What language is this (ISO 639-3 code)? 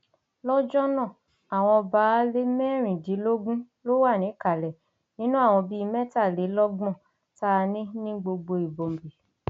yor